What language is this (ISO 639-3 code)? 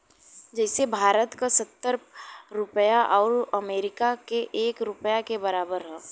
bho